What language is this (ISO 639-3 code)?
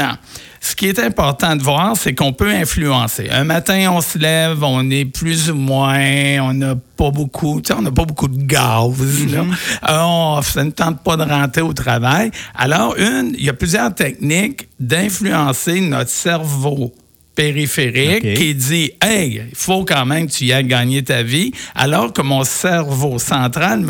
fra